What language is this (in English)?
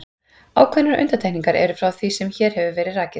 Icelandic